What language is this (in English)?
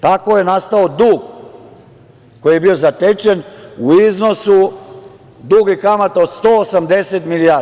Serbian